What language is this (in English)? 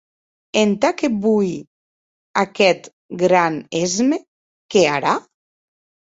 Occitan